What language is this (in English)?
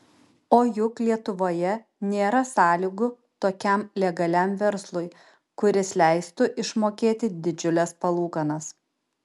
Lithuanian